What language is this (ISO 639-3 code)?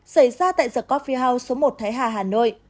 vie